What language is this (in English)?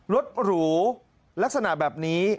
Thai